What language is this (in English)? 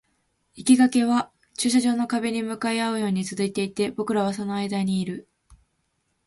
Japanese